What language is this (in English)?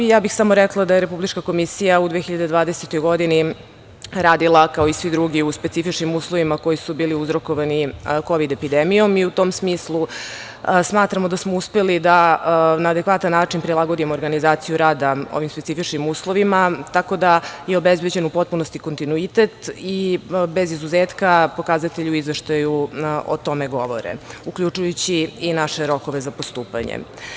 Serbian